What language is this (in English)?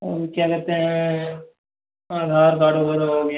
Hindi